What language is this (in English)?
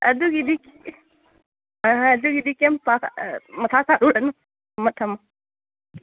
Manipuri